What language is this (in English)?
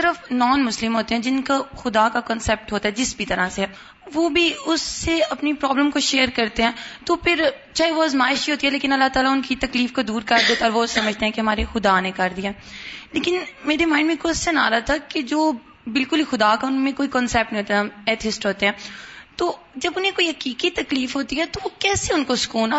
Urdu